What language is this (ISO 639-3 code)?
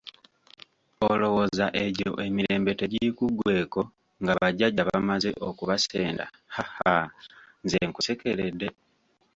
lug